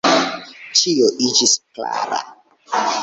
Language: Esperanto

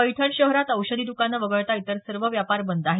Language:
Marathi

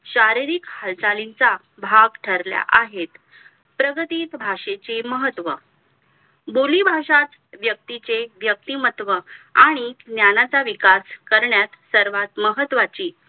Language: Marathi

